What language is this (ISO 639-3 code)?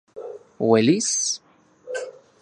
ncx